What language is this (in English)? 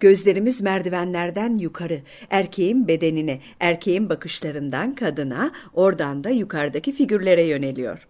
Turkish